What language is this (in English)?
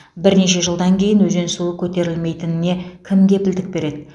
Kazakh